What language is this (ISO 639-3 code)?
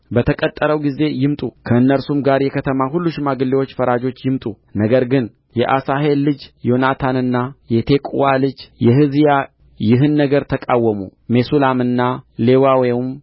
amh